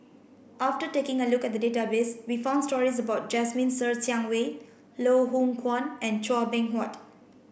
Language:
English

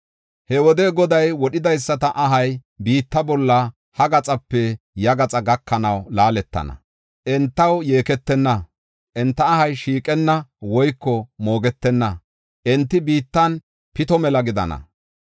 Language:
Gofa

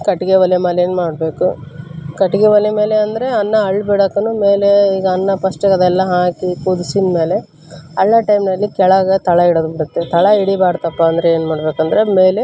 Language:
Kannada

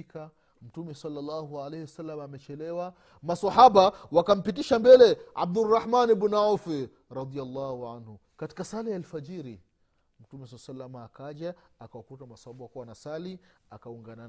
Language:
Swahili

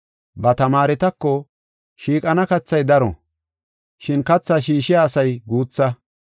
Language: Gofa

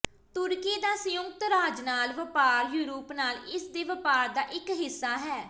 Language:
Punjabi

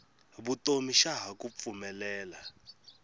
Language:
Tsonga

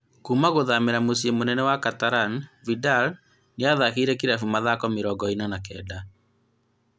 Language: Kikuyu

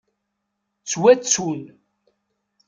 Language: Kabyle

